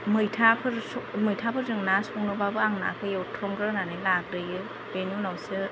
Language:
Bodo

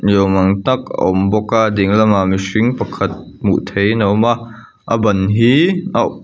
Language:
Mizo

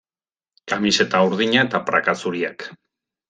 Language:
Basque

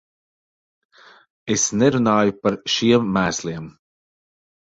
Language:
Latvian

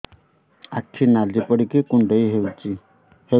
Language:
Odia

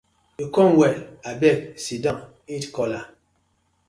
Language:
Nigerian Pidgin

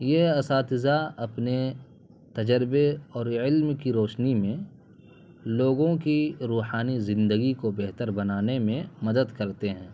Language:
Urdu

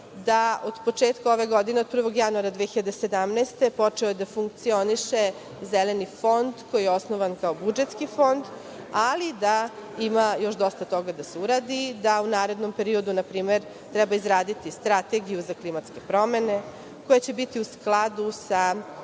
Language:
Serbian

